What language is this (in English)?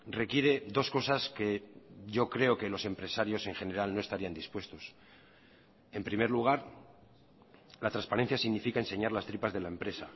Spanish